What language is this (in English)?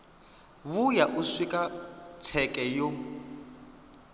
Venda